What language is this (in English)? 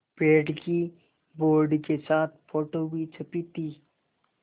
Hindi